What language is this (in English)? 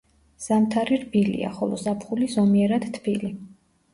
Georgian